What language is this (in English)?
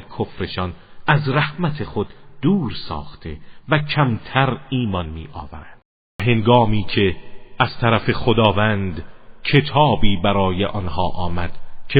Persian